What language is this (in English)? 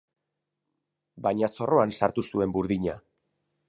Basque